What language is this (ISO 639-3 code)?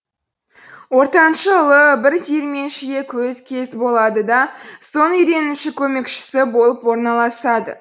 kaz